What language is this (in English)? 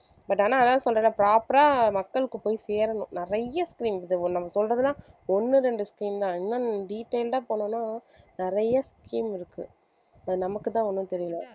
Tamil